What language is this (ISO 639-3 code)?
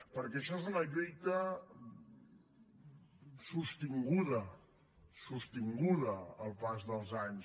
cat